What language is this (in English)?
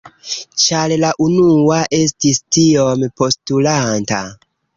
Esperanto